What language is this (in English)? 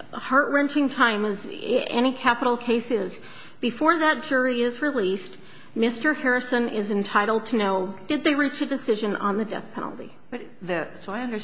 English